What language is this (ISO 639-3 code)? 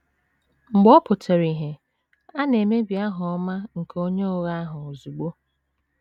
ibo